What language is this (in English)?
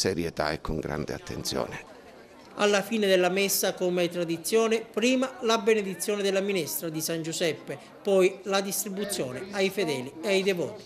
Italian